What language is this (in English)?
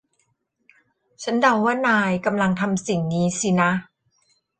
Thai